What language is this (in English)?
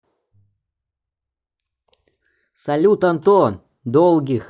Russian